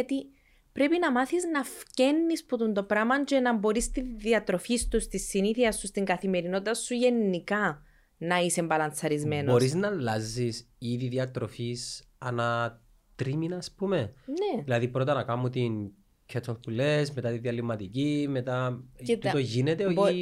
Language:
Greek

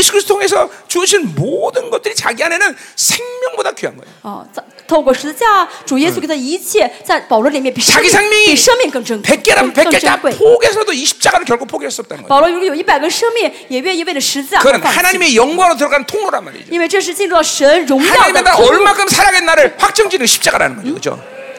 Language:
Korean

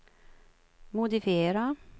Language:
Swedish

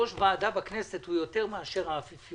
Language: Hebrew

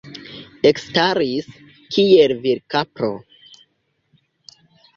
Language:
Esperanto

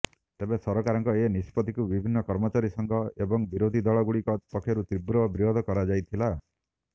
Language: Odia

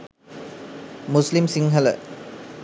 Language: Sinhala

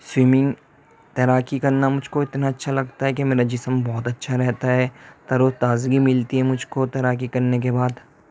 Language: Urdu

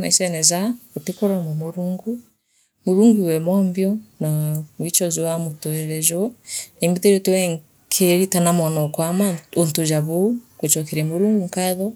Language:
Meru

